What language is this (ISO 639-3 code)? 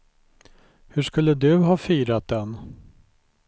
swe